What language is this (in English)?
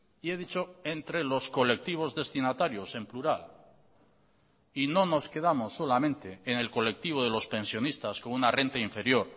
Spanish